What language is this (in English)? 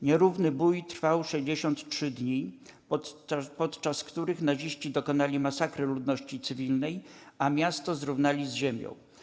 Polish